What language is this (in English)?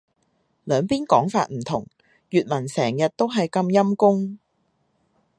Cantonese